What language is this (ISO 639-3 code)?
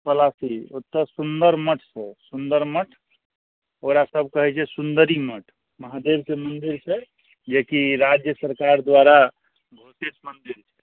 mai